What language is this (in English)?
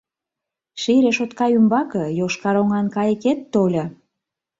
Mari